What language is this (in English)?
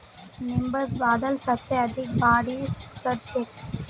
Magahi